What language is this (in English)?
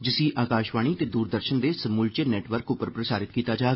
Dogri